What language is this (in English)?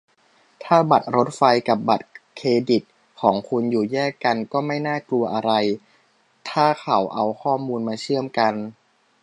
Thai